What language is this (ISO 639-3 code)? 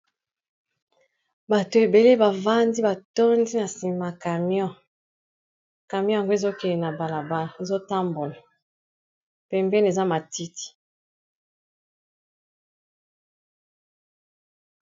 lin